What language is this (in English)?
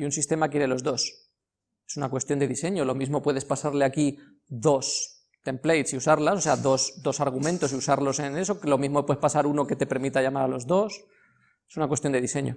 Spanish